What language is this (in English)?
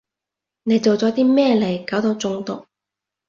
Cantonese